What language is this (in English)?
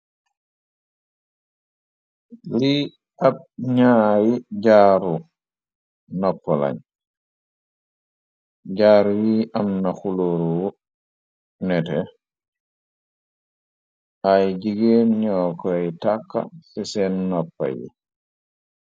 Wolof